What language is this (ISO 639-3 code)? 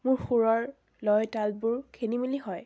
asm